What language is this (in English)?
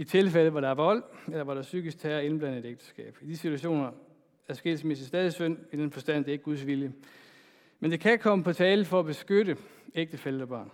Danish